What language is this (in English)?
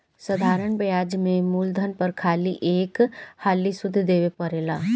Bhojpuri